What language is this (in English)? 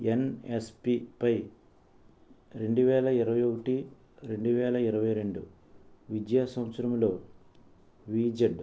Telugu